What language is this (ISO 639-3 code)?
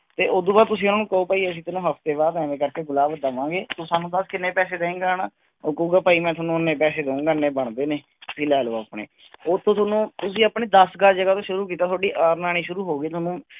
pan